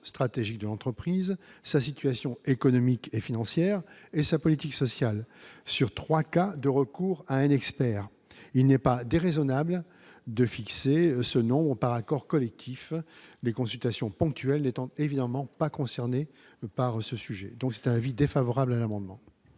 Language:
French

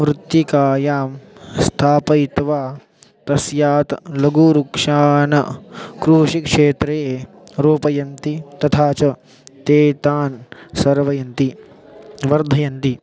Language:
Sanskrit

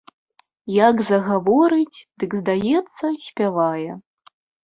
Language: Belarusian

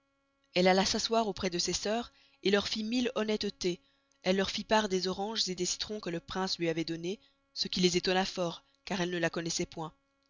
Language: French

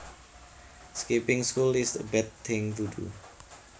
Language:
Javanese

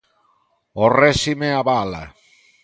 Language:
Galician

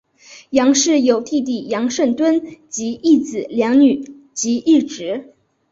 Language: Chinese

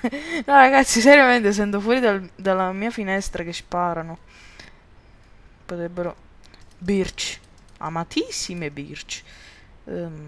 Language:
Italian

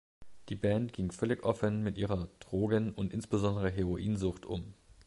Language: German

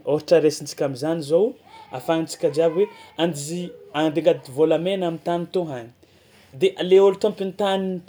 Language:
Tsimihety Malagasy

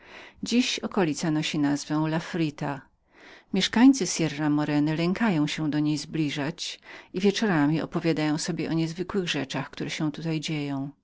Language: Polish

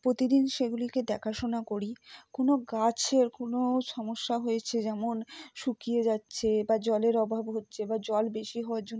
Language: Bangla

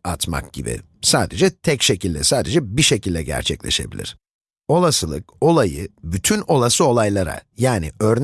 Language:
Turkish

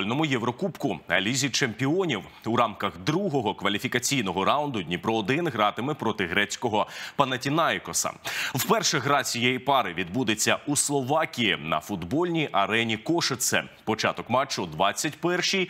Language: Ukrainian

